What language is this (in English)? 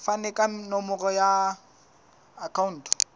Southern Sotho